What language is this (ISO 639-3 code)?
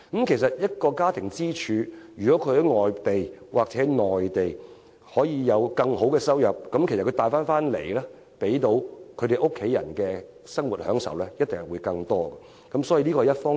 yue